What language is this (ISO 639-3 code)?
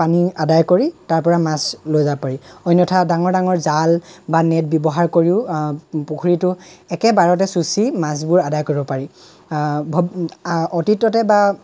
asm